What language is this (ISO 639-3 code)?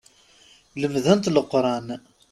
kab